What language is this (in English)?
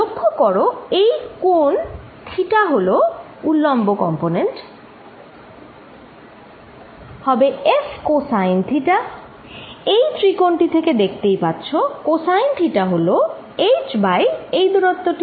Bangla